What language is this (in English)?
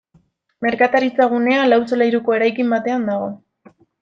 Basque